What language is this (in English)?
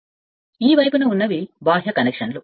Telugu